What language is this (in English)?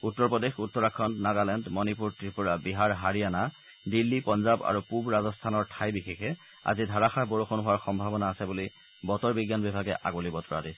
Assamese